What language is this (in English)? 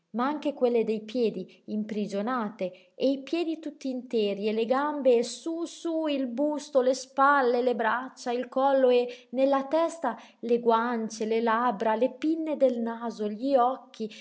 Italian